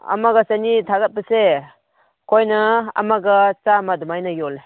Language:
Manipuri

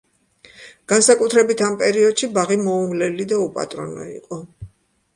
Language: Georgian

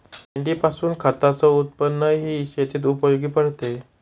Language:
Marathi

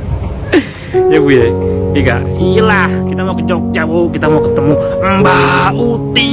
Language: Indonesian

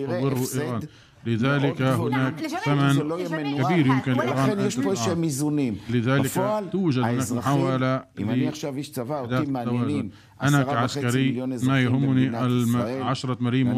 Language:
Arabic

